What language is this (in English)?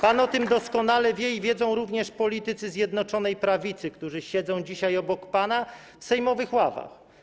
Polish